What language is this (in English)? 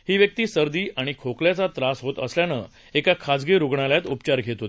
Marathi